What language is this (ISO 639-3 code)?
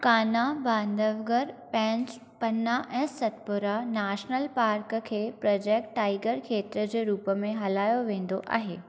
snd